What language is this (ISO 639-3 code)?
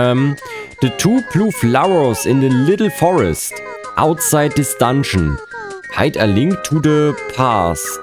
deu